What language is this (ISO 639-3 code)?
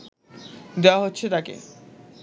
ben